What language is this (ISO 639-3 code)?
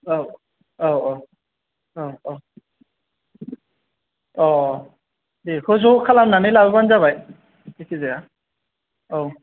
brx